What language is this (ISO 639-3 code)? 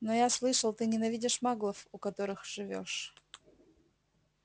rus